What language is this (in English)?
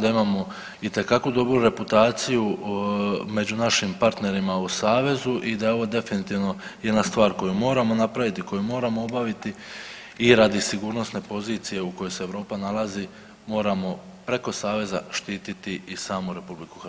Croatian